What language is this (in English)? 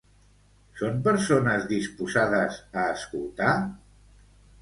Catalan